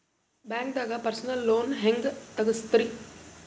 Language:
Kannada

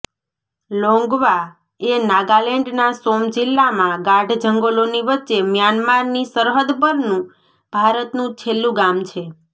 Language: Gujarati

